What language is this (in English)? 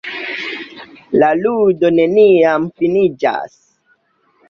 Esperanto